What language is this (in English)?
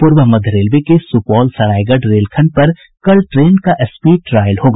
Hindi